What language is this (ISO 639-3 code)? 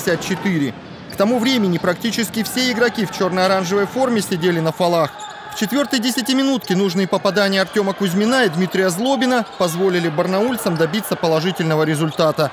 rus